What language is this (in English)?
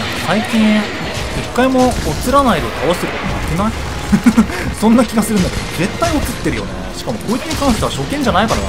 Japanese